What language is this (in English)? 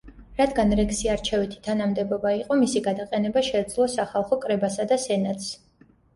Georgian